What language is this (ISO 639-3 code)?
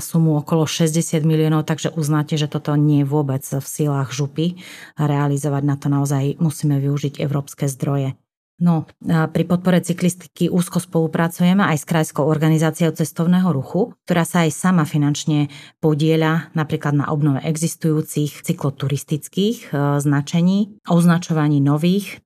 slk